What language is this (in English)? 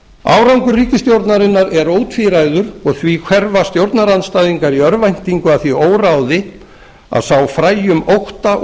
Icelandic